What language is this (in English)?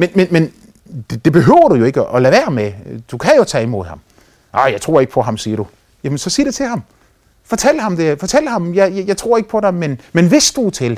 Danish